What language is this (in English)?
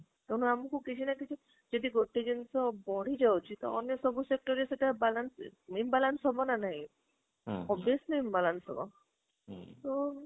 Odia